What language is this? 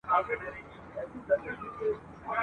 Pashto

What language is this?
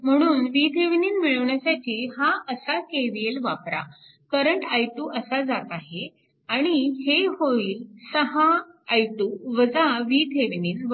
Marathi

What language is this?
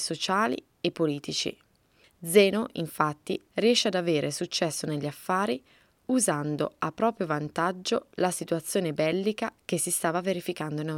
Italian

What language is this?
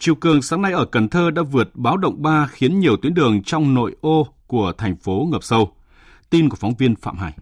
Vietnamese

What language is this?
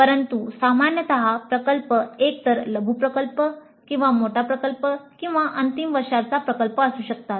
Marathi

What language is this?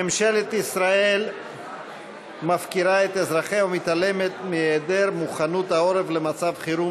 Hebrew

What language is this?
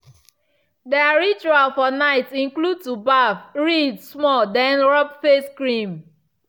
Nigerian Pidgin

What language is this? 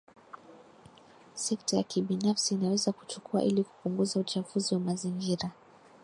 Swahili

